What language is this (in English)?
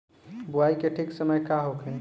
Bhojpuri